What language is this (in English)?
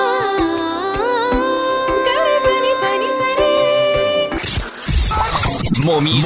Urdu